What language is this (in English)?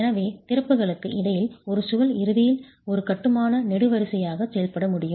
Tamil